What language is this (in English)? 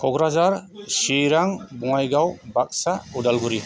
Bodo